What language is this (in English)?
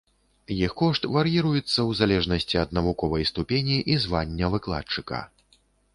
Belarusian